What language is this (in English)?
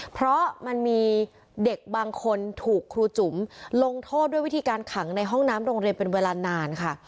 Thai